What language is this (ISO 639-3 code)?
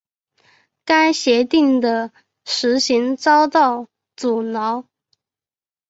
zho